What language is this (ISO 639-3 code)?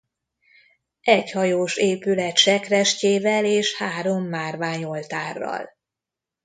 hun